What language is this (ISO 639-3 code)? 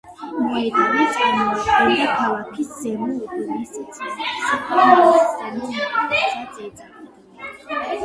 kat